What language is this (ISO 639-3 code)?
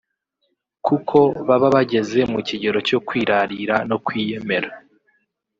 kin